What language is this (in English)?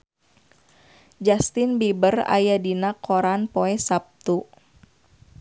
Sundanese